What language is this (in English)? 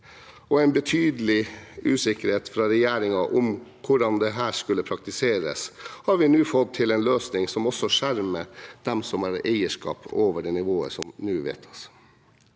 Norwegian